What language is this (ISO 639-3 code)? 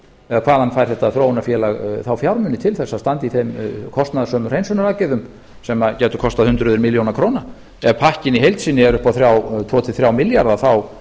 isl